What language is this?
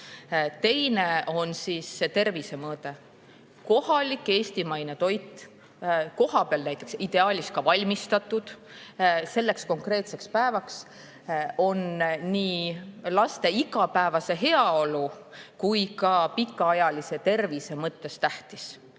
Estonian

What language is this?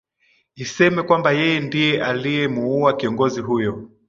Swahili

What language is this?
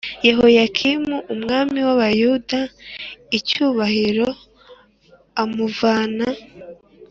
Kinyarwanda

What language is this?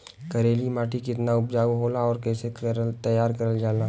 Bhojpuri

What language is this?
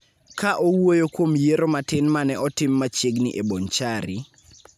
Luo (Kenya and Tanzania)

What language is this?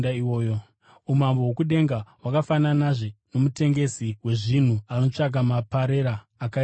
Shona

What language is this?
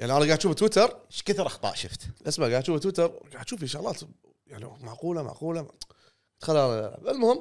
Arabic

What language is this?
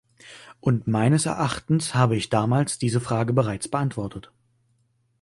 German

